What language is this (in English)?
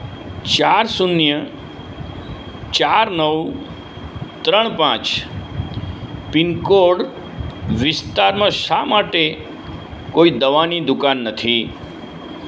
Gujarati